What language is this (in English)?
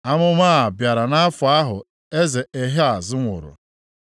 Igbo